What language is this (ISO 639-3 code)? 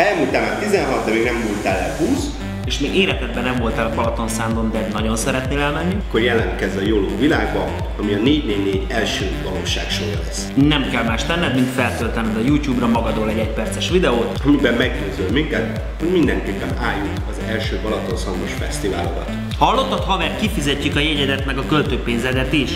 hun